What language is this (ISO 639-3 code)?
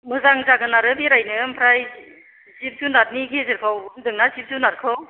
brx